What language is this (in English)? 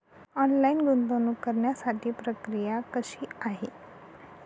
Marathi